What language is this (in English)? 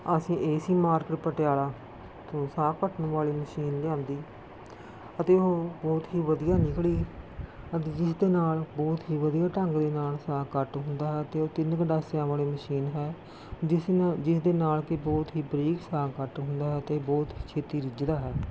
Punjabi